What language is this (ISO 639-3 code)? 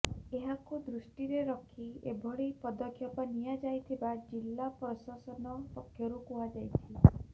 ori